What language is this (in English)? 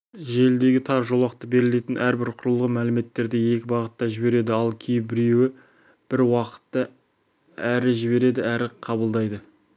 Kazakh